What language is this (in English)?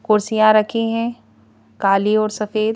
Hindi